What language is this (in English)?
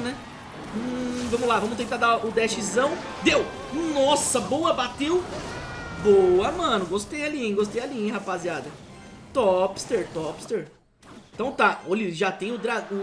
Portuguese